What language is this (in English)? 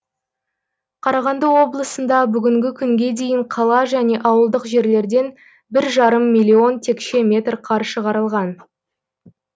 Kazakh